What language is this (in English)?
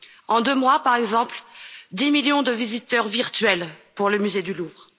French